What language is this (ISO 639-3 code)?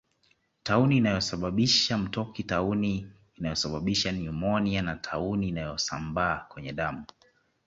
swa